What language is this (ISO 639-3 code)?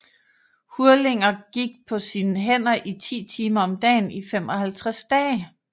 dan